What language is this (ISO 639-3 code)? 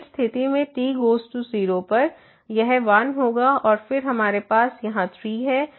hin